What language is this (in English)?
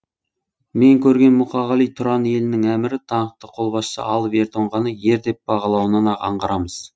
Kazakh